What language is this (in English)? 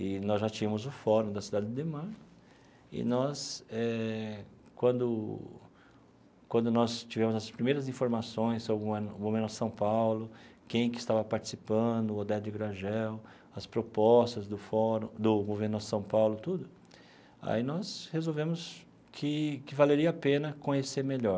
Portuguese